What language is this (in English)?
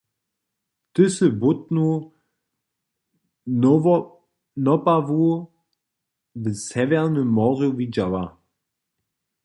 Upper Sorbian